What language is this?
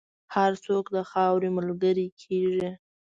Pashto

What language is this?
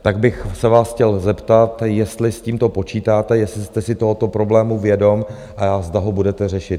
Czech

